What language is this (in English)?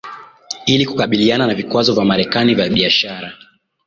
Swahili